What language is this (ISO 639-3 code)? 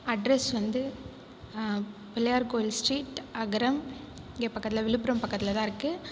tam